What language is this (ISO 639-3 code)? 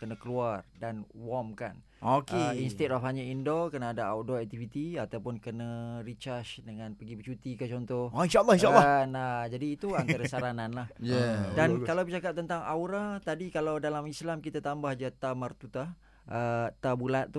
msa